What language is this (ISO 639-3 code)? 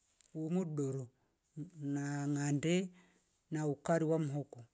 rof